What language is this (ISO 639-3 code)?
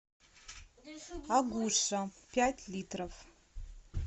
rus